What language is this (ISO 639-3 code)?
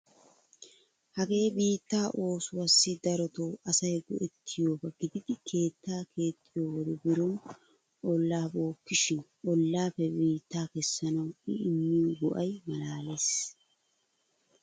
wal